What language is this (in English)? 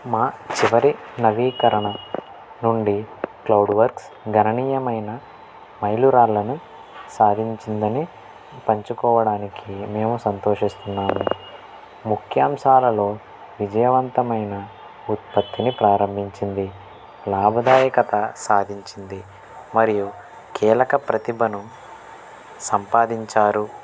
Telugu